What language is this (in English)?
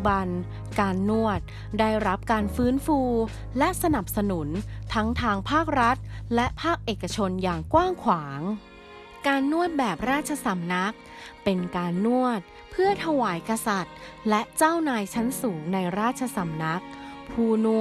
Thai